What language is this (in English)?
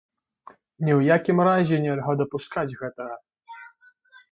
Belarusian